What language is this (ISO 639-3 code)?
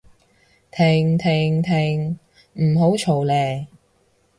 yue